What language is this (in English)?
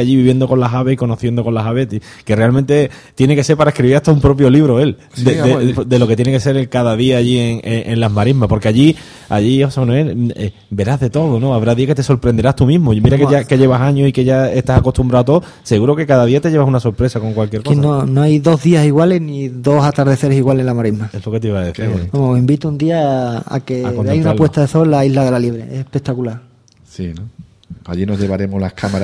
Spanish